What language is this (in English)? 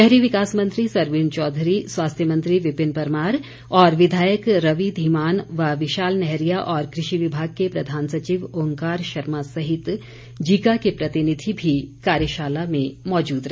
Hindi